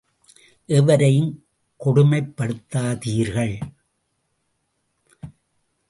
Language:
Tamil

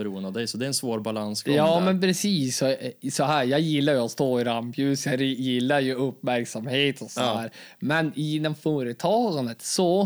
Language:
Swedish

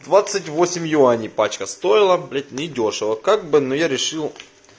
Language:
Russian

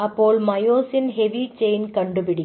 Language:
Malayalam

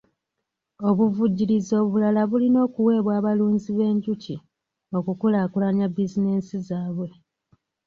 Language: Ganda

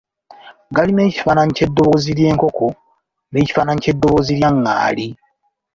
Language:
Ganda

